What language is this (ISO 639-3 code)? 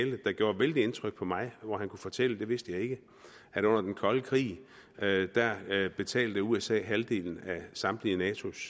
dan